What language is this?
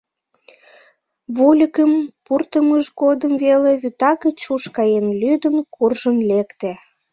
Mari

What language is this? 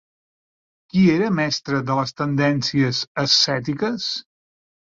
Catalan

